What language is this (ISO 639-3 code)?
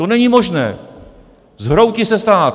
ces